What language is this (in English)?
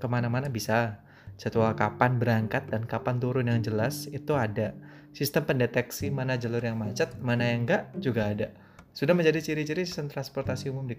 Indonesian